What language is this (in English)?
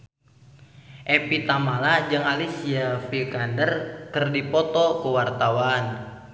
Sundanese